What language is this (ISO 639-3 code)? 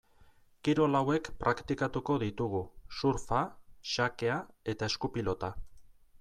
eus